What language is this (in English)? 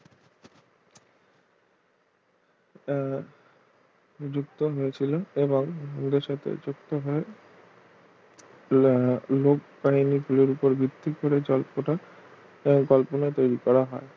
Bangla